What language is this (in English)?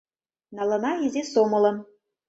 Mari